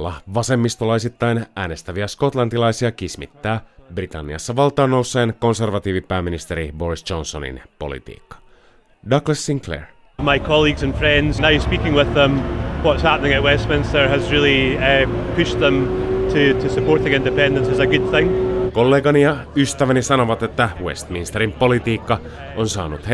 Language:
Finnish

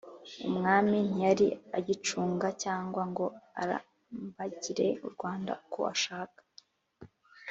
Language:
Kinyarwanda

